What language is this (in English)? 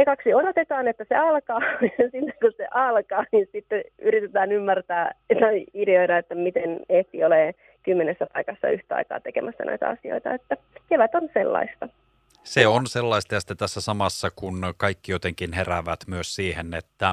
Finnish